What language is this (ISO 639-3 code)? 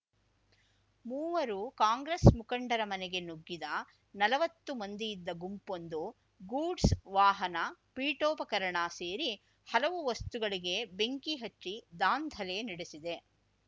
kan